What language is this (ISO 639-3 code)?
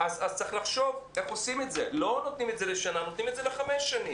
heb